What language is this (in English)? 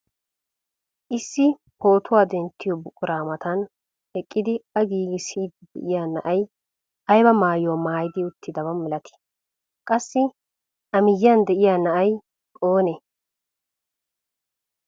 Wolaytta